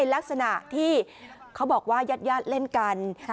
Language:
Thai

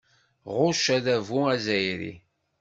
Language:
Kabyle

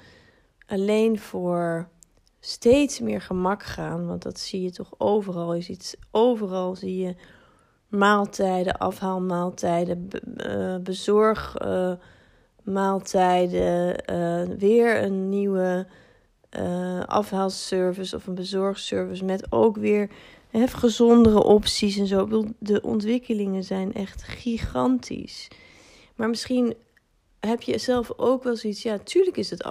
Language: Dutch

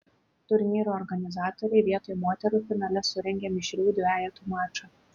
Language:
Lithuanian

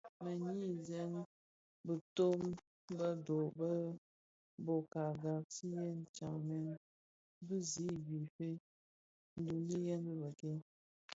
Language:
Bafia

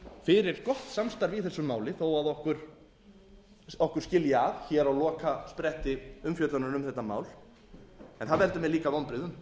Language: Icelandic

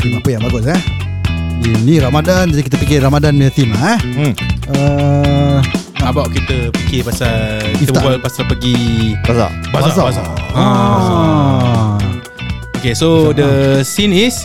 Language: Malay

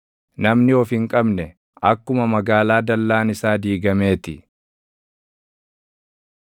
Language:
Oromo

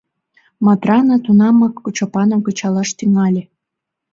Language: Mari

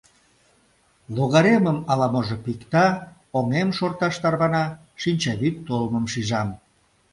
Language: Mari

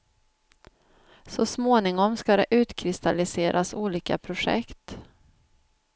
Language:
Swedish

